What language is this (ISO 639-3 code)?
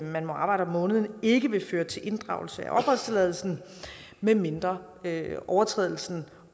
dan